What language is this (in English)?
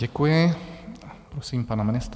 Czech